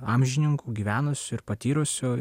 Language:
Lithuanian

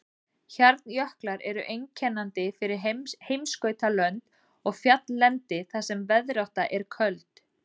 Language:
Icelandic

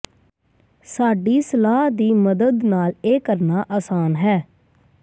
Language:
Punjabi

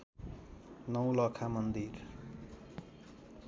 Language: Nepali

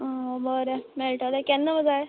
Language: Konkani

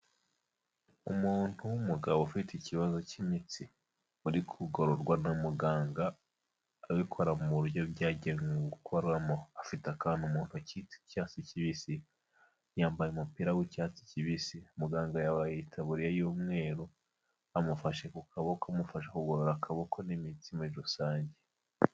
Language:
Kinyarwanda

